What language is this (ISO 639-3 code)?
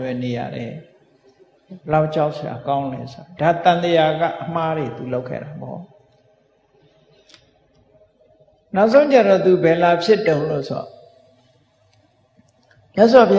ind